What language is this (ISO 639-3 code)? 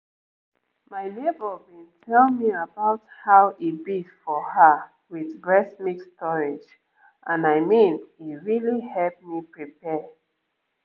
pcm